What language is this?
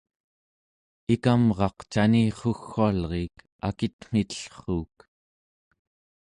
Central Yupik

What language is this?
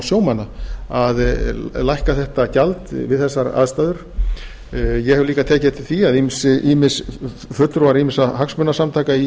Icelandic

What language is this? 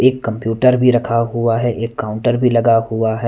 Hindi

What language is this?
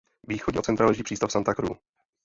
Czech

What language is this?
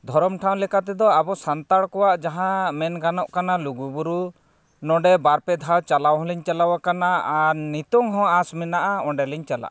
Santali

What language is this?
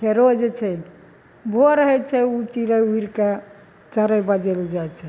Maithili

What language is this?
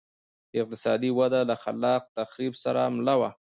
Pashto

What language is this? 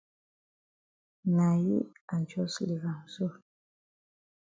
Cameroon Pidgin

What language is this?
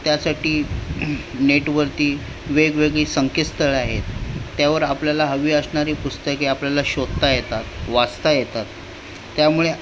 Marathi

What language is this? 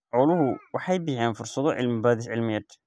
Somali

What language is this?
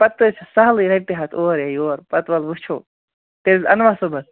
Kashmiri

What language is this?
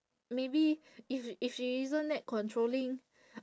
English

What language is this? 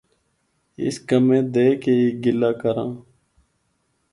Northern Hindko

